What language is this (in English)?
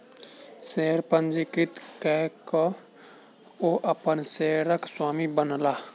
Maithili